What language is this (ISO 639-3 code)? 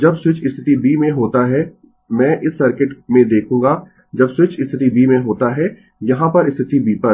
hin